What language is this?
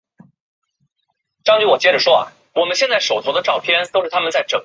Chinese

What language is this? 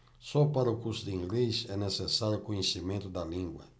Portuguese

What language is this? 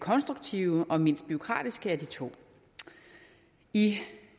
Danish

